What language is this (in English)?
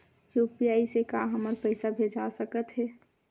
Chhattisgarhi